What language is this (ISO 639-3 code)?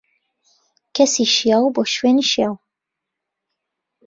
ckb